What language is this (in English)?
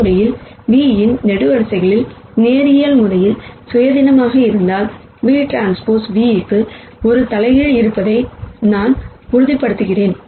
Tamil